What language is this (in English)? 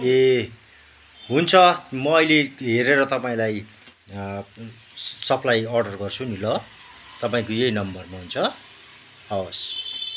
Nepali